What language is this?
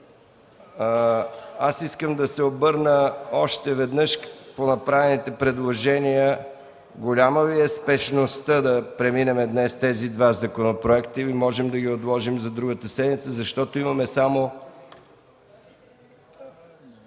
Bulgarian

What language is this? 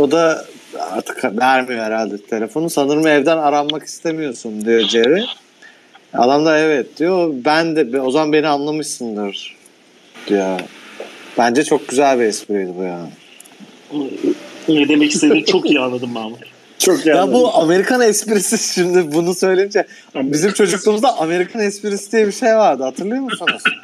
Turkish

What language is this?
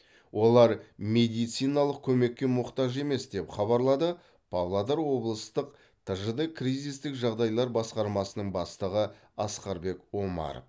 Kazakh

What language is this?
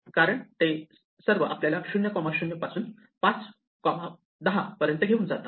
Marathi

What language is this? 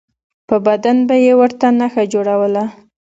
Pashto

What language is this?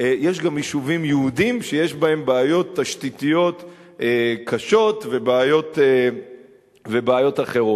Hebrew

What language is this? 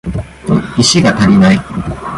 Japanese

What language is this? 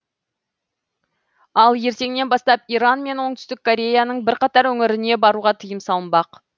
Kazakh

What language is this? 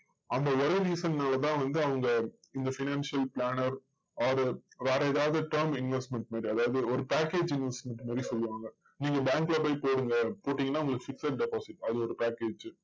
Tamil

